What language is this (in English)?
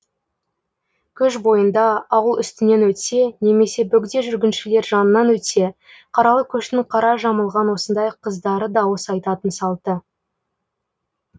Kazakh